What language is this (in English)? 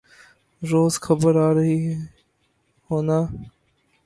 Urdu